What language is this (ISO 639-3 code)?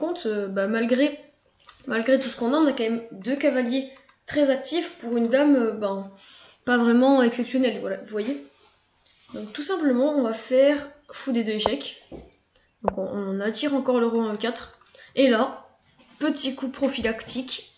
fra